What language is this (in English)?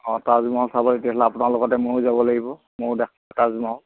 Assamese